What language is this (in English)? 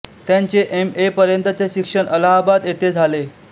Marathi